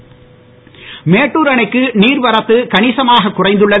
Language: Tamil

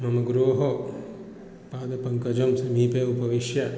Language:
Sanskrit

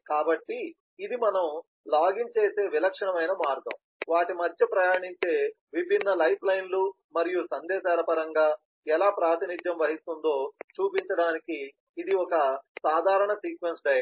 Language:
Telugu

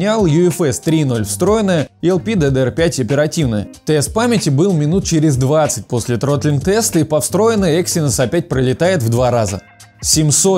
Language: Russian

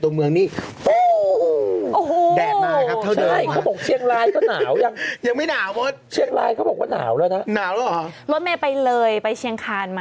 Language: Thai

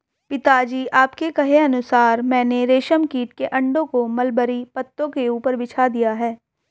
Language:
Hindi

